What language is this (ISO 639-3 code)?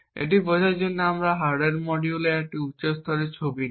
ben